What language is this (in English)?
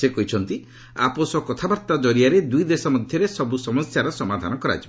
Odia